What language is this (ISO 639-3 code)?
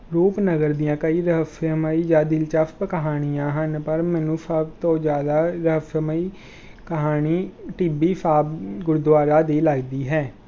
pan